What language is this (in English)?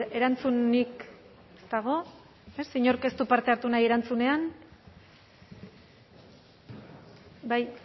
Basque